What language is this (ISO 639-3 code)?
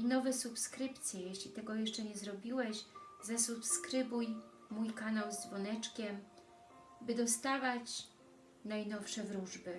pol